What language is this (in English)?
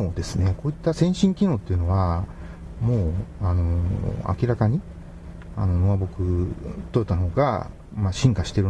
Japanese